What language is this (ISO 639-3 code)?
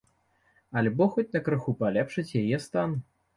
bel